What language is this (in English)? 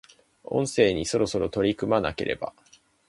Japanese